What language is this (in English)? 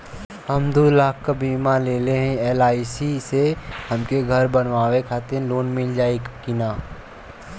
Bhojpuri